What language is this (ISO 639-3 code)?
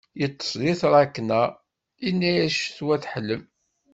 kab